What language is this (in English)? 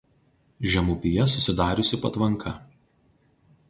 Lithuanian